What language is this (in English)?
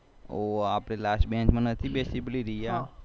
Gujarati